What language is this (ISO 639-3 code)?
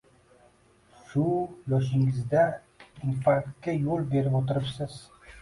uzb